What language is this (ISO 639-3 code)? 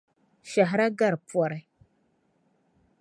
dag